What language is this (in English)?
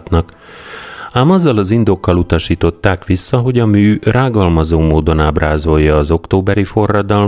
Hungarian